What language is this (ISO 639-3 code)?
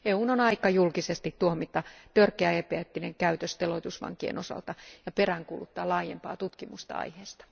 fin